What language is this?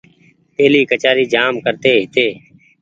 Goaria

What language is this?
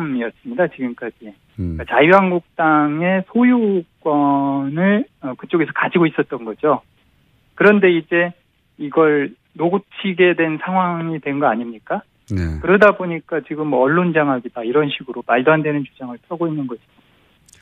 Korean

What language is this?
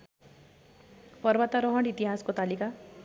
Nepali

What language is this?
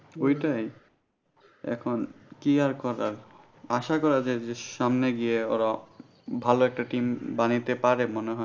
Bangla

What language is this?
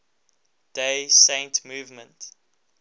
English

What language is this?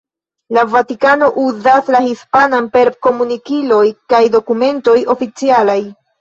Esperanto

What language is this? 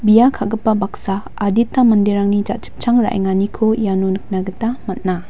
Garo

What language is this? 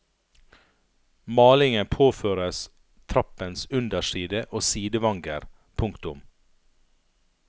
Norwegian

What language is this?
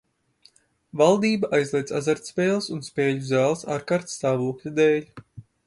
Latvian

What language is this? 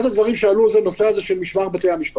Hebrew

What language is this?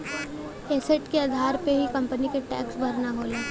Bhojpuri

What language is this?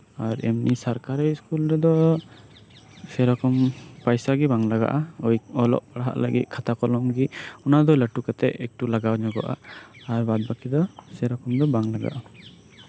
Santali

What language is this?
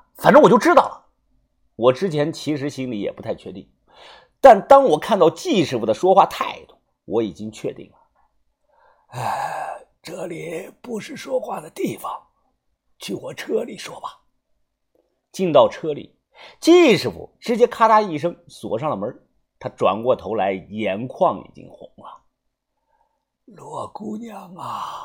Chinese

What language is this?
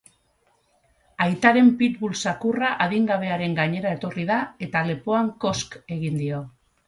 Basque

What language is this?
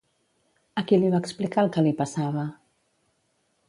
Catalan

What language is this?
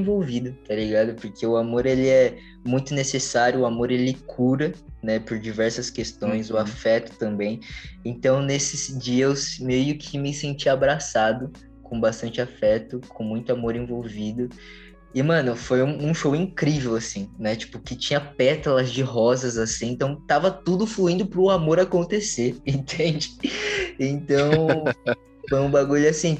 Portuguese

